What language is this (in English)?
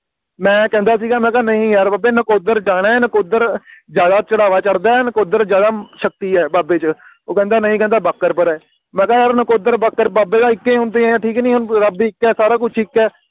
Punjabi